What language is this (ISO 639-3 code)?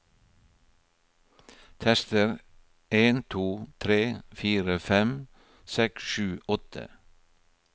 nor